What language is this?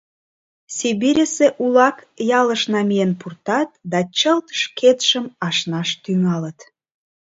Mari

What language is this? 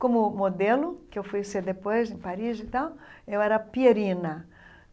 Portuguese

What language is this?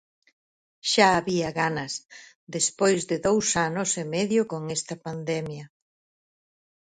Galician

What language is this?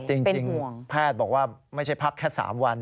Thai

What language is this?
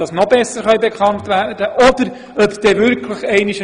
Swiss German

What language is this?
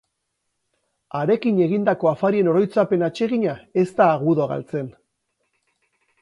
Basque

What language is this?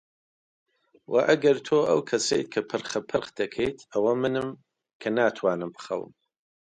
Central Kurdish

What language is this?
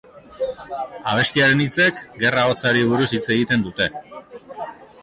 Basque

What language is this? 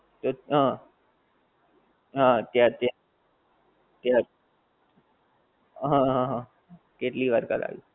Gujarati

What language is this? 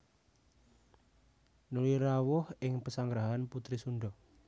Javanese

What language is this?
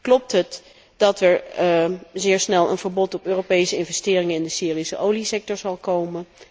Dutch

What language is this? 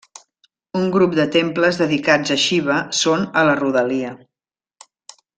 Catalan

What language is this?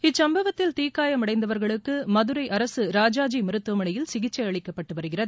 Tamil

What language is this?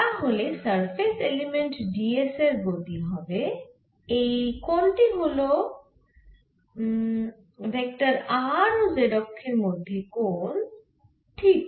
Bangla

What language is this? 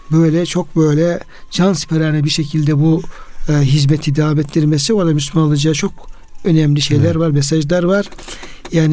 Turkish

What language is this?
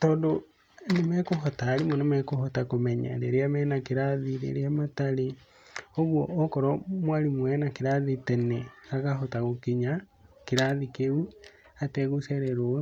Kikuyu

